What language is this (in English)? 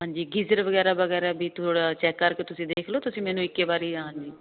Punjabi